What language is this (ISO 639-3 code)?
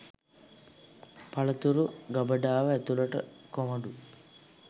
sin